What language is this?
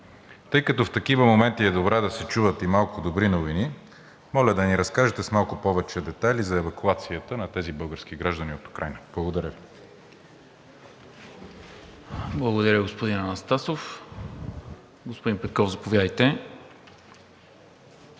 Bulgarian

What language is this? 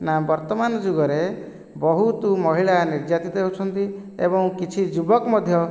Odia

